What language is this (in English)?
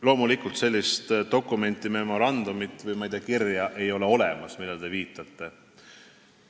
Estonian